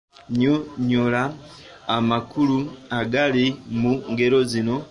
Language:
Ganda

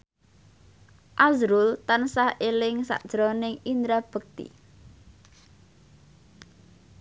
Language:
Javanese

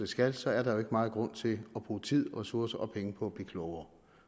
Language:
Danish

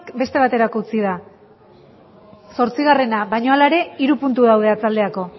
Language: Basque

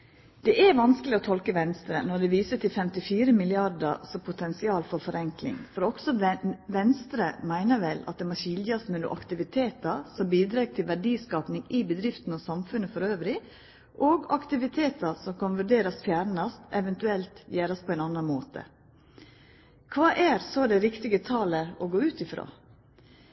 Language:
Norwegian Nynorsk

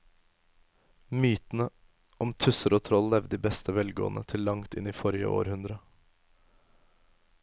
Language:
Norwegian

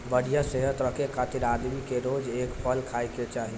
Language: Bhojpuri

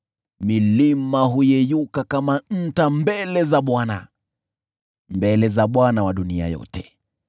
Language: Swahili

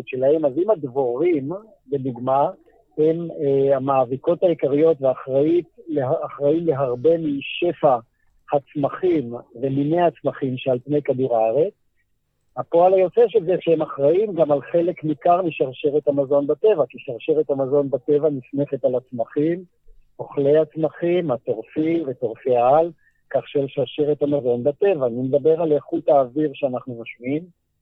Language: Hebrew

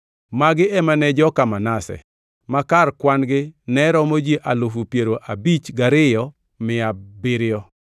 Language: Luo (Kenya and Tanzania)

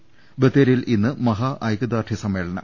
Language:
Malayalam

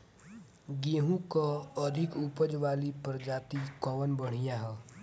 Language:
Bhojpuri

